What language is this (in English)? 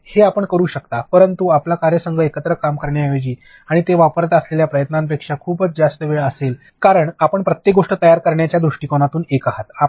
Marathi